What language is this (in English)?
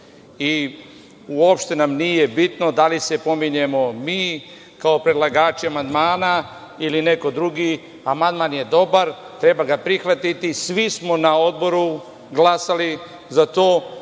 Serbian